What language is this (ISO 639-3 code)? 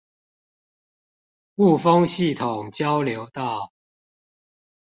zho